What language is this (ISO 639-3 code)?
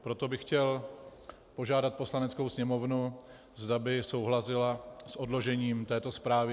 ces